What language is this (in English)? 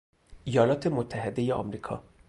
Persian